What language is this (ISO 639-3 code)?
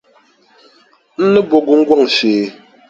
dag